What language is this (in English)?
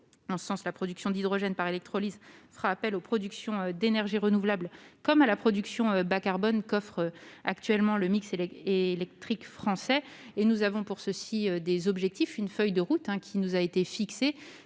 French